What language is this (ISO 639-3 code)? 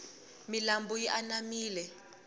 tso